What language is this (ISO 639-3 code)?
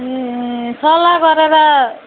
nep